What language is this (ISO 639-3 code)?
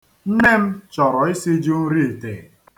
ibo